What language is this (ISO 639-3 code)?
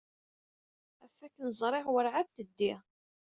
kab